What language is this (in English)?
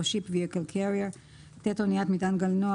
Hebrew